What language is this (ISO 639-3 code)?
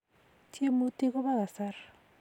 kln